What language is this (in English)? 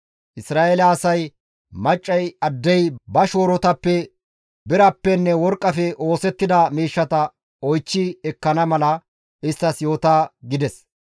Gamo